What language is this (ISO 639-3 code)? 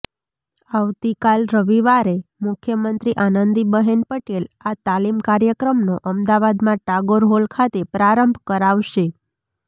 guj